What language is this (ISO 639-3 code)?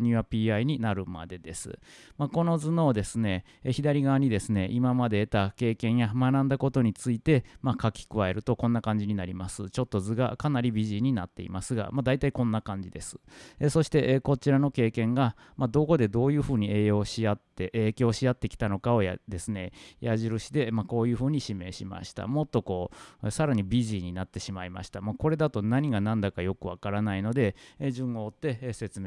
jpn